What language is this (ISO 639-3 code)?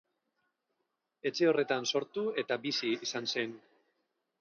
eus